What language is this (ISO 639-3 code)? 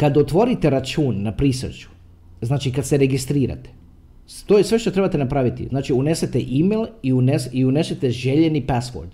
hrv